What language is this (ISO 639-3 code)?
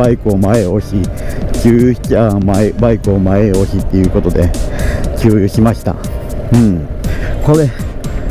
jpn